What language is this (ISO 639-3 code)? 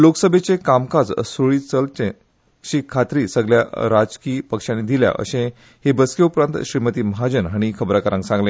kok